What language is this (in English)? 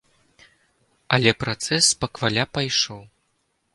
Belarusian